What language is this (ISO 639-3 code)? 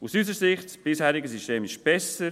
gsw